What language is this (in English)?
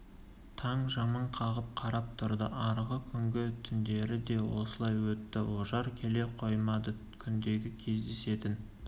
Kazakh